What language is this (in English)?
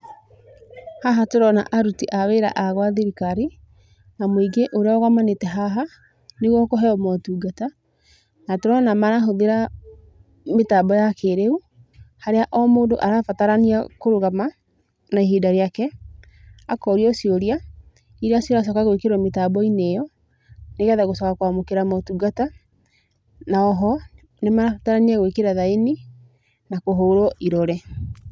Kikuyu